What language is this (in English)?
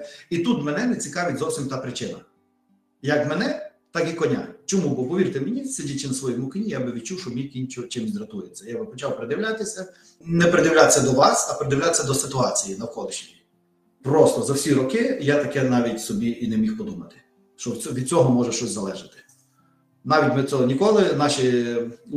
Ukrainian